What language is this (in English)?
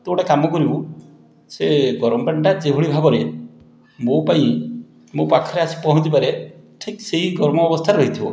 Odia